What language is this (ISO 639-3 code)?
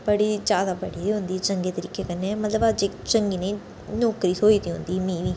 doi